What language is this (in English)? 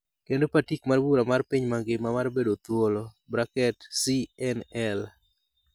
Luo (Kenya and Tanzania)